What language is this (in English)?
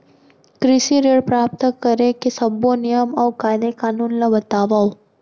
Chhattisgarhi